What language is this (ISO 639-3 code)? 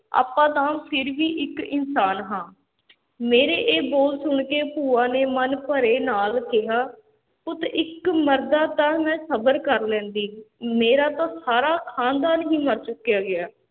pan